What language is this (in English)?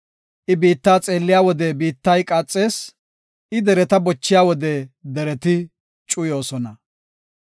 Gofa